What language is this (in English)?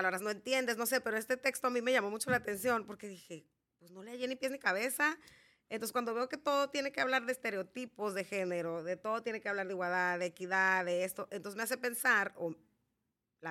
Spanish